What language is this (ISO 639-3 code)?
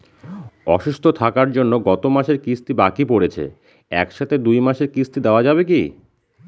ben